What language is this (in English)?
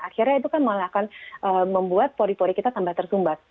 Indonesian